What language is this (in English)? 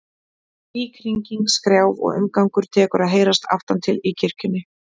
Icelandic